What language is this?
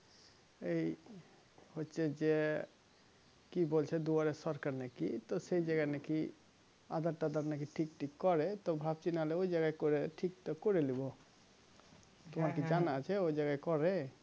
Bangla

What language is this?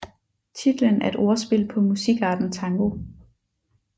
Danish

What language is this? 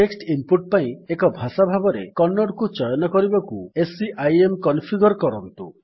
Odia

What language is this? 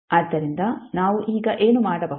Kannada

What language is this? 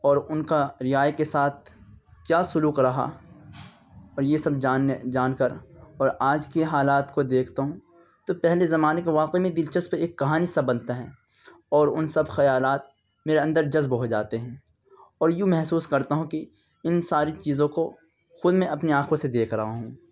Urdu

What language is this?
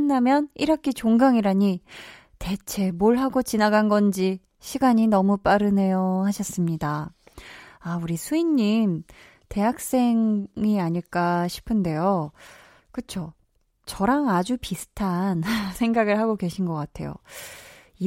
Korean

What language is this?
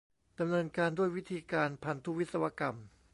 Thai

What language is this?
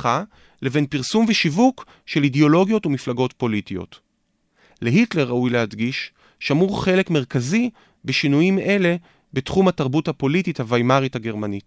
Hebrew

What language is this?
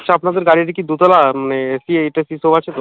Bangla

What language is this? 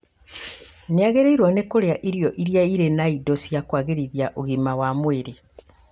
Kikuyu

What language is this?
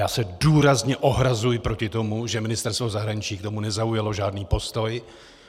Czech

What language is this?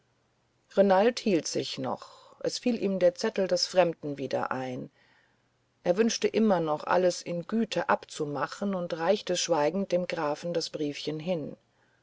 German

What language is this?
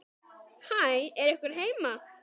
Icelandic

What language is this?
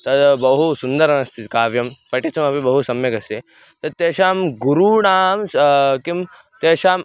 Sanskrit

